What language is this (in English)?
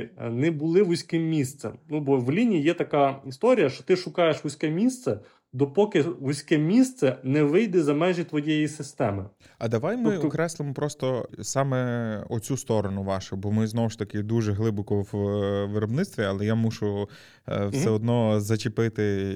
Ukrainian